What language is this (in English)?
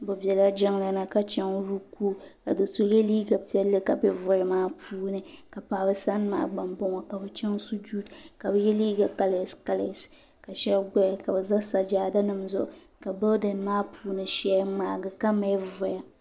Dagbani